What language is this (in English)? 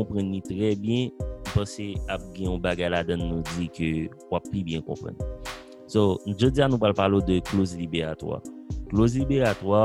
French